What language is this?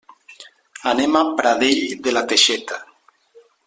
Catalan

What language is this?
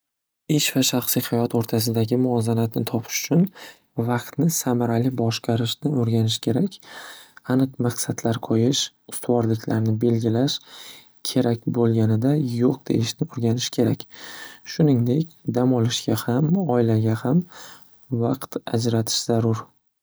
Uzbek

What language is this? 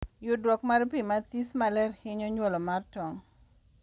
Luo (Kenya and Tanzania)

